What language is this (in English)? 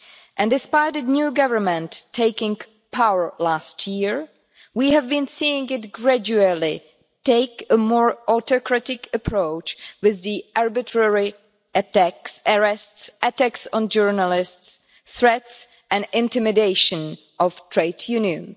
English